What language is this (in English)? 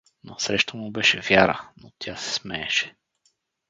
Bulgarian